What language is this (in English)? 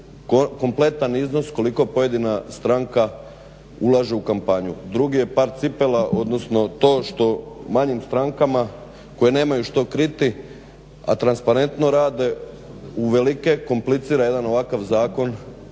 Croatian